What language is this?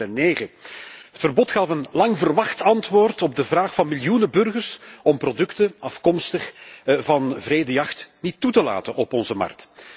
Dutch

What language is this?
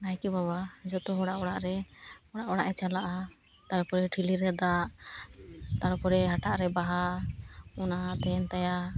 Santali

